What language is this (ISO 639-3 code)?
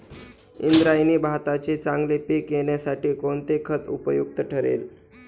mar